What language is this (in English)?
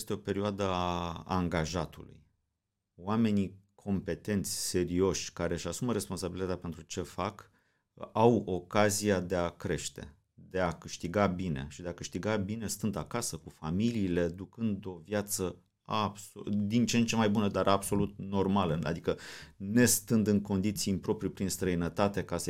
Romanian